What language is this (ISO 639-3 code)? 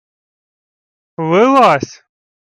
ukr